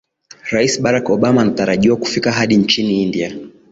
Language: Swahili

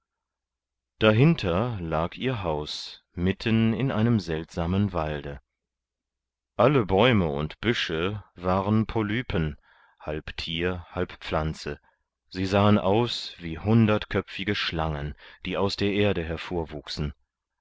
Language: German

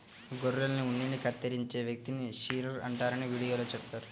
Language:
Telugu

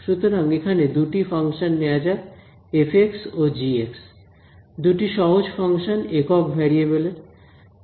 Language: Bangla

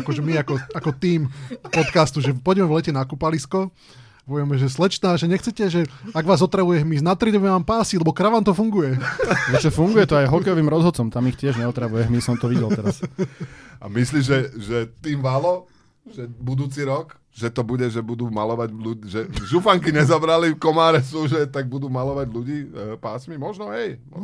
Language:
Slovak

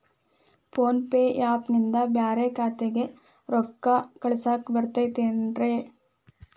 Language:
Kannada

